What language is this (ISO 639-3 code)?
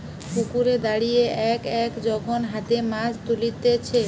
ben